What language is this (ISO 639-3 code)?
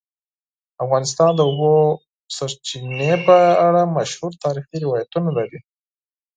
pus